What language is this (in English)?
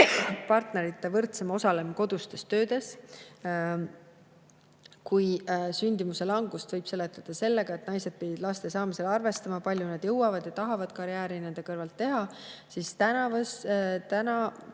Estonian